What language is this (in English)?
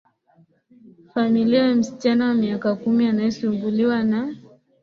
Swahili